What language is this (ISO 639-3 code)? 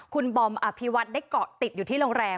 tha